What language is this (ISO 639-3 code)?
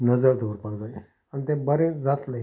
kok